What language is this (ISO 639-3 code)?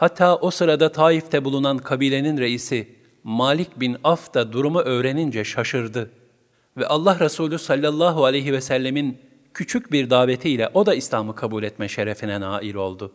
tur